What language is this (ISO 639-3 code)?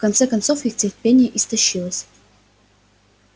rus